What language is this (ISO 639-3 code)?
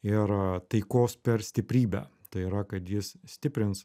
lit